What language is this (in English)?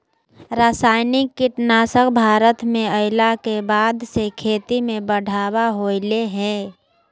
Magahi